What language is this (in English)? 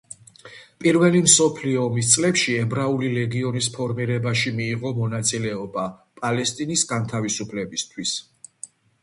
Georgian